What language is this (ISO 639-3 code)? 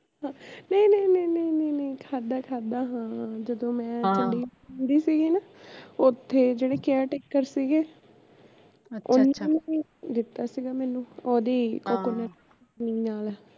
pan